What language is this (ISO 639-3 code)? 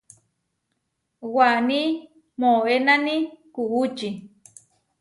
var